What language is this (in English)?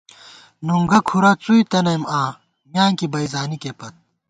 Gawar-Bati